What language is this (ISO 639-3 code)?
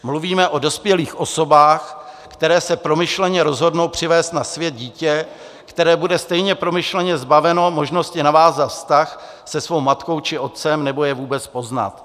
ces